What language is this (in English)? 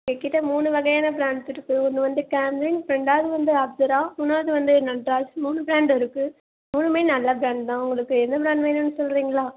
Tamil